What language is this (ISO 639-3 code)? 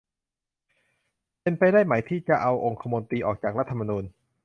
tha